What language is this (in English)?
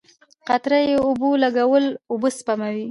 Pashto